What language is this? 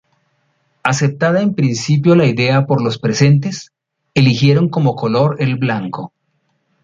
Spanish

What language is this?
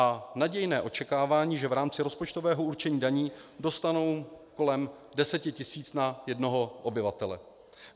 Czech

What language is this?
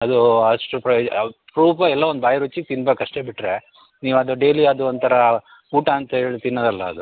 Kannada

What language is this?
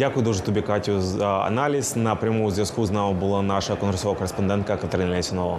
Ukrainian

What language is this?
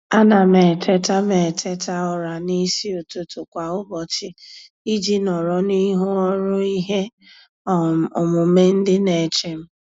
Igbo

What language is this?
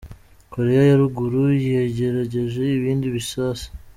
Kinyarwanda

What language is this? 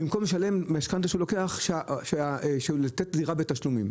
Hebrew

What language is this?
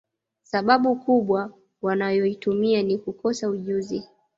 Swahili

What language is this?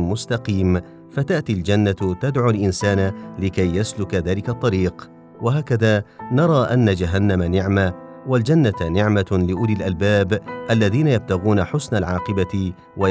Arabic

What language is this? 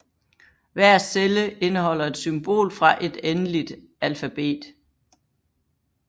Danish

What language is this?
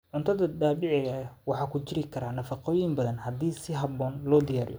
Somali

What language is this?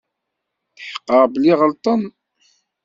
Kabyle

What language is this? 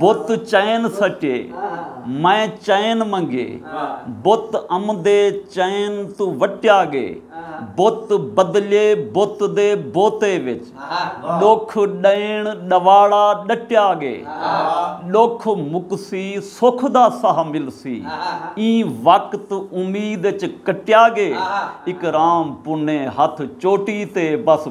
Punjabi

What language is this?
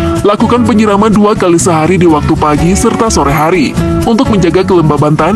Indonesian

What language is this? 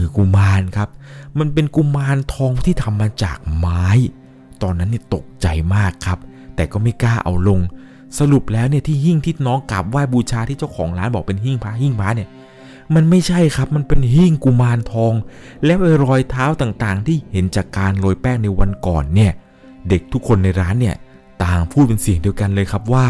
Thai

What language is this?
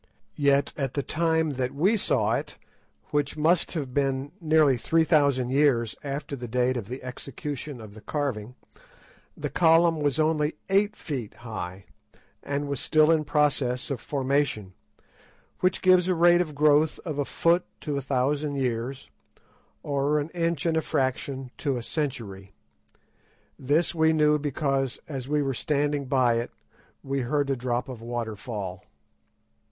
English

